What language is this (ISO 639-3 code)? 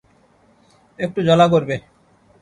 ben